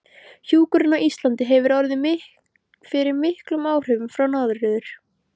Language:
Icelandic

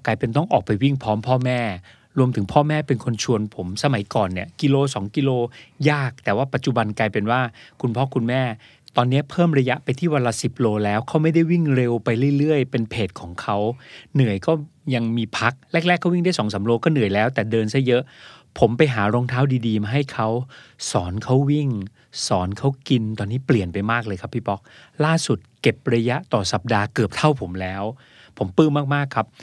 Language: Thai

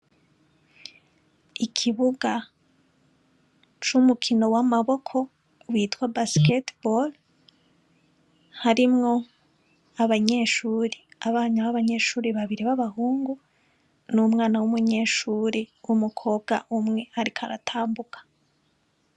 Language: Rundi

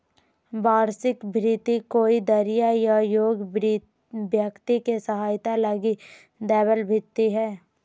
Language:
Magahi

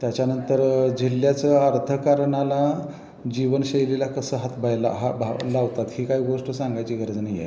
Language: Marathi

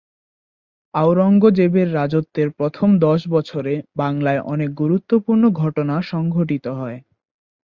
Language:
Bangla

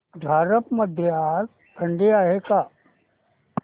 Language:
Marathi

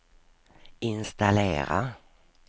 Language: Swedish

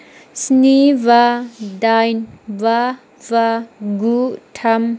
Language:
Bodo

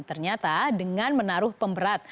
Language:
Indonesian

